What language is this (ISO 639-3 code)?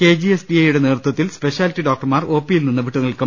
mal